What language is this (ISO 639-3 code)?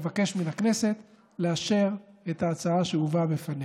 heb